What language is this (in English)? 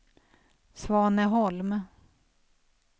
Swedish